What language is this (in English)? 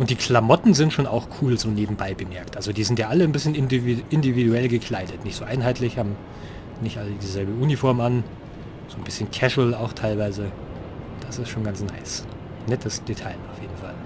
German